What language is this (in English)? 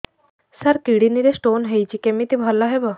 Odia